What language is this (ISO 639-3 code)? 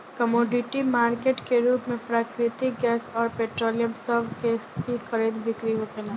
bho